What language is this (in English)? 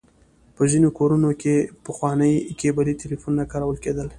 Pashto